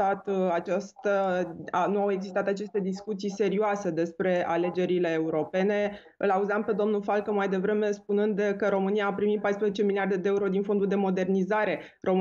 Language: Romanian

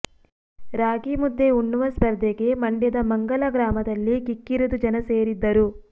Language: Kannada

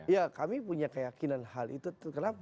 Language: Indonesian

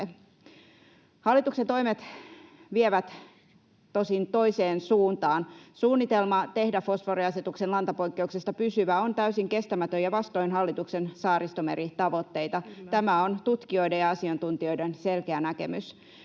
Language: Finnish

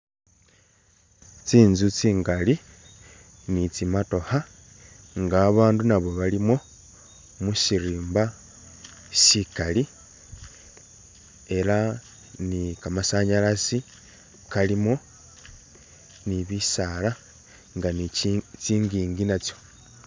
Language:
Masaaba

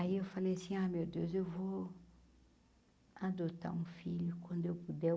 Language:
Portuguese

